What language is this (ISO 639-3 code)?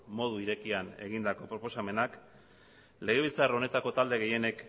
eus